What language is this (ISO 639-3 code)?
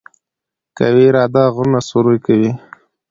pus